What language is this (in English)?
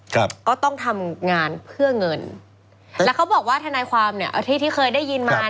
Thai